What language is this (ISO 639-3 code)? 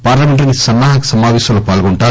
tel